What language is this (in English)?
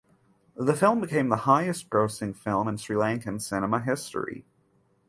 English